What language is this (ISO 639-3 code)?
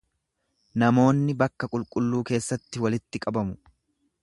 orm